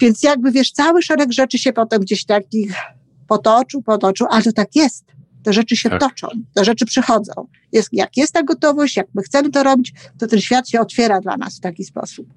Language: Polish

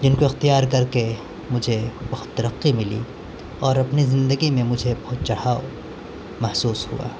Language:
Urdu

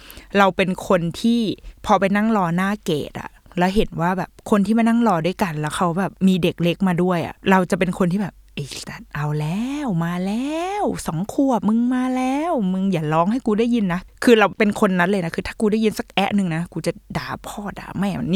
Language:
Thai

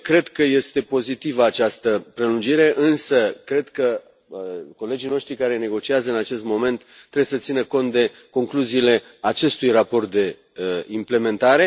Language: Romanian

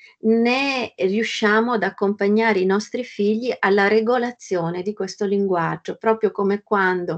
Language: Italian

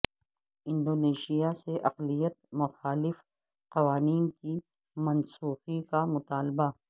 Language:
Urdu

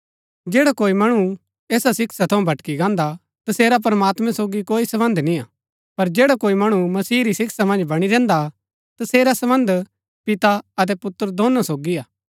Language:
Gaddi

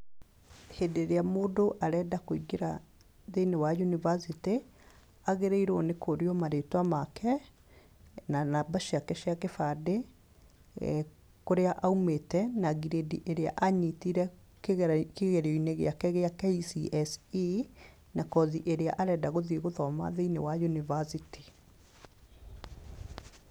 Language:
Kikuyu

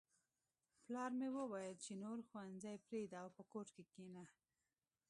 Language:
Pashto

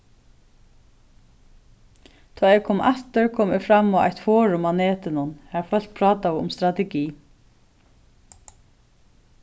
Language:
Faroese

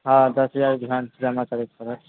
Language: Maithili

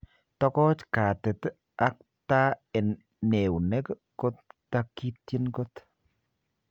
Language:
Kalenjin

